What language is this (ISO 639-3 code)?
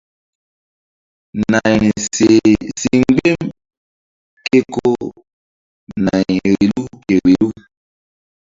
mdd